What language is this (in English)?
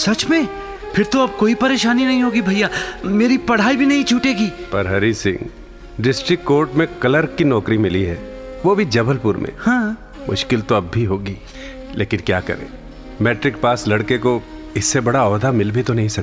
Hindi